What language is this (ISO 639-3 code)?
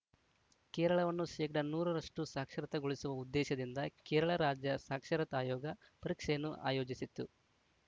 kan